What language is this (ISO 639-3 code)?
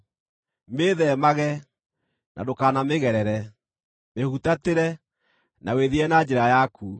kik